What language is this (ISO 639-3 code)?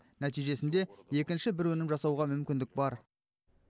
kaz